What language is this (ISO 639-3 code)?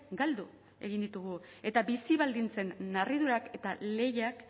eus